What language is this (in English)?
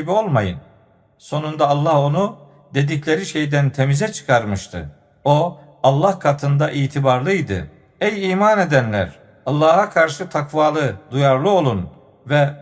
Turkish